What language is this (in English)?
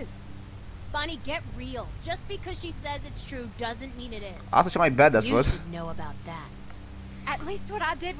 Romanian